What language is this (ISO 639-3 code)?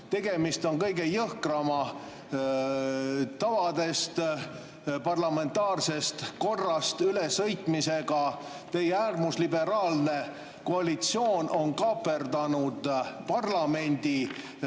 est